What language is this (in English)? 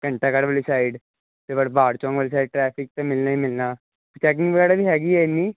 Punjabi